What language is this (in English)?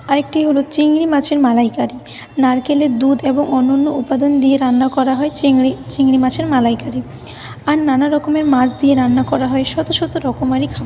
Bangla